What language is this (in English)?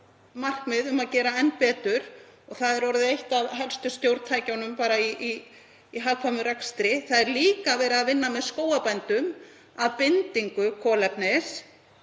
Icelandic